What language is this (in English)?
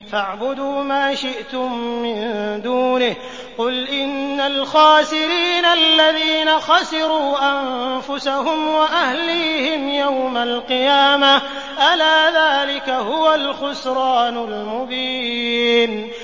Arabic